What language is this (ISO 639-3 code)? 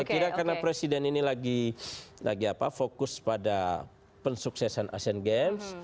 ind